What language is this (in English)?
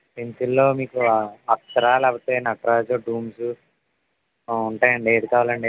Telugu